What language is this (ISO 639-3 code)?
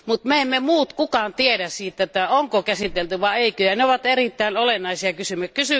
fin